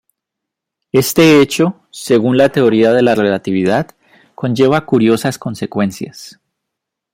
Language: Spanish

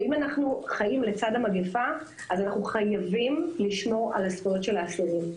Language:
Hebrew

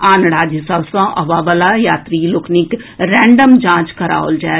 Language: Maithili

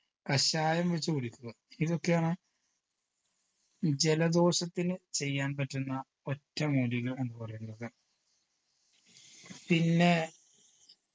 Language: Malayalam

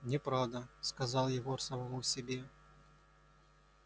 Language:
Russian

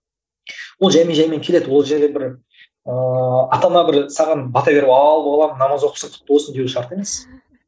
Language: Kazakh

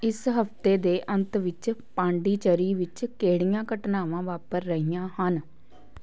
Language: Punjabi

